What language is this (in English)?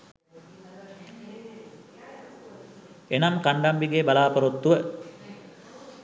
Sinhala